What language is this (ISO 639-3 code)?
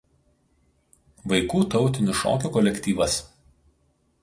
lit